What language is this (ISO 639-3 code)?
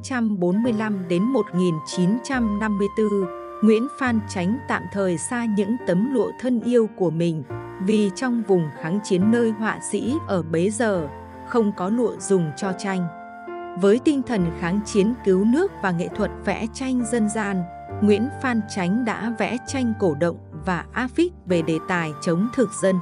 vie